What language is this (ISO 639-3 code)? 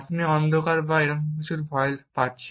ben